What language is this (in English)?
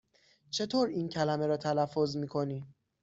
Persian